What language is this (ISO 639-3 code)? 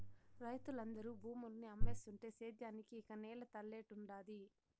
tel